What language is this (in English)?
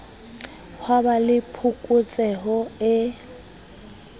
Southern Sotho